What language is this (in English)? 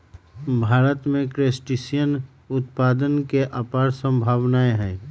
Magahi